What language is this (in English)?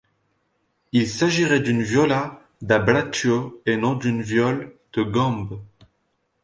French